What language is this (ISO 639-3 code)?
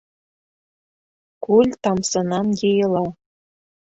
bak